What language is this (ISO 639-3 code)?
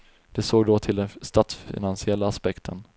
swe